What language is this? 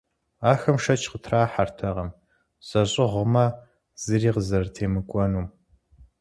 Kabardian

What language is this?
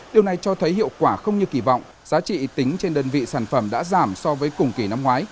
Vietnamese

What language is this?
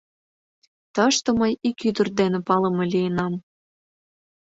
Mari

